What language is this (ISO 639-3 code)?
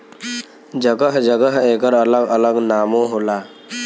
bho